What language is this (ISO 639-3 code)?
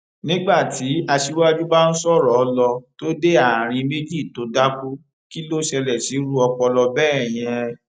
yor